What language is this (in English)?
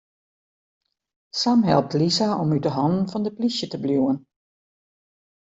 Western Frisian